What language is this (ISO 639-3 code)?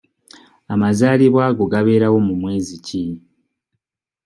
lug